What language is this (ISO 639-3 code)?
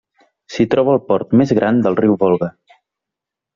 cat